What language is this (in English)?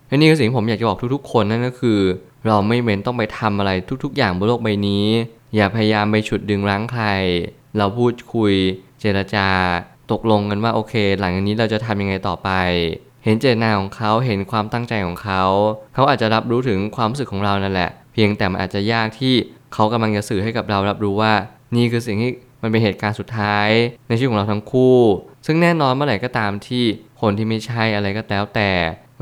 Thai